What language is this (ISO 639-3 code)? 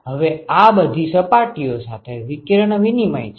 guj